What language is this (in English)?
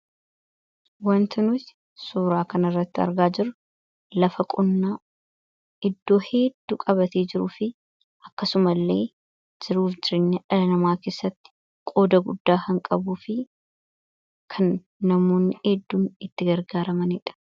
Oromo